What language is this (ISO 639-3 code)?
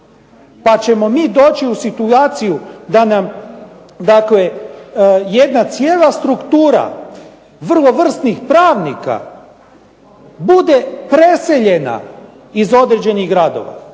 hrv